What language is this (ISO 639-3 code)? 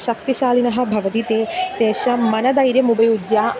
san